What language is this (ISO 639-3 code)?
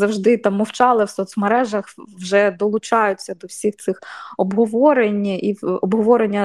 ukr